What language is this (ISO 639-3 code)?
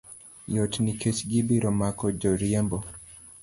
luo